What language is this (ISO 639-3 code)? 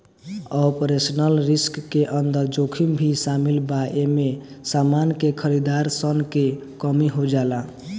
bho